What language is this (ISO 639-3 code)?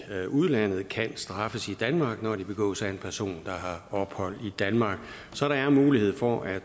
dan